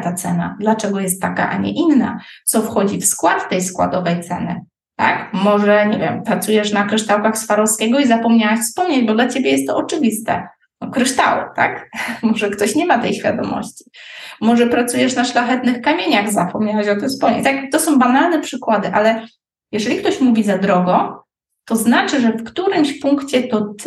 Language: Polish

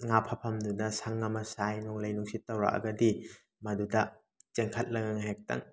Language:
Manipuri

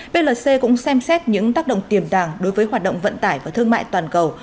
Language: Vietnamese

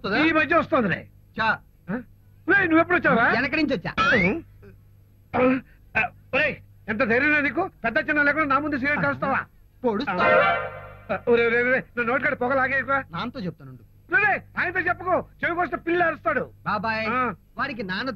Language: Indonesian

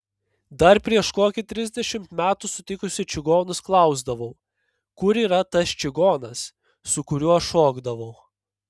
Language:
Lithuanian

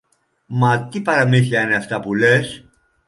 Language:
Greek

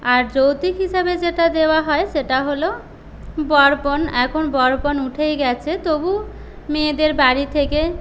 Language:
Bangla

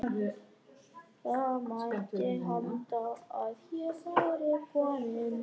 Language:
Icelandic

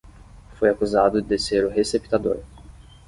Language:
Portuguese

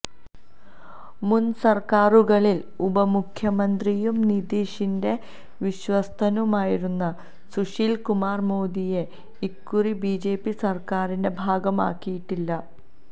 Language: Malayalam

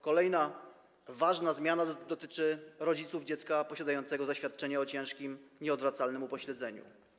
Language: Polish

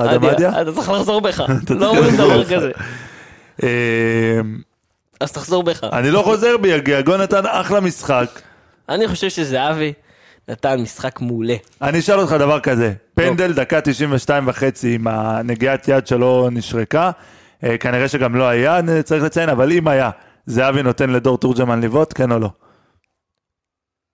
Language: Hebrew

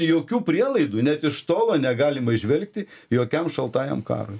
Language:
Lithuanian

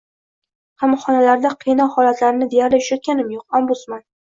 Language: Uzbek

